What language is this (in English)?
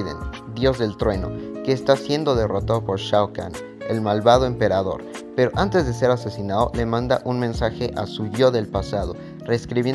Spanish